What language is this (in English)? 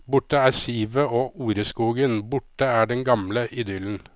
Norwegian